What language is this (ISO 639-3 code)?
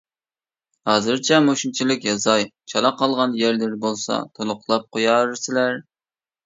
uig